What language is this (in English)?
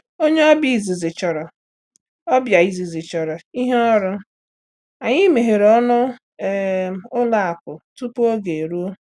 Igbo